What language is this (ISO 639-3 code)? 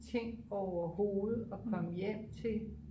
dan